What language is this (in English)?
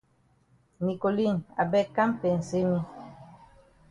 Cameroon Pidgin